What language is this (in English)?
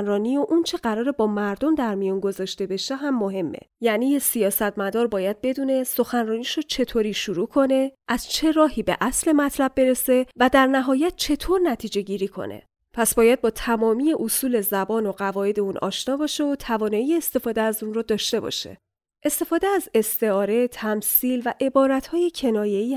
Persian